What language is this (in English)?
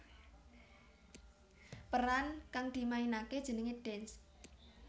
Javanese